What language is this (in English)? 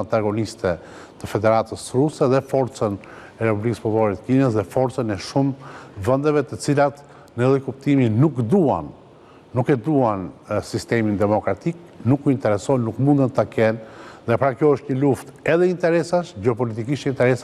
Romanian